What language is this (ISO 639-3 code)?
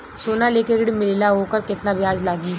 bho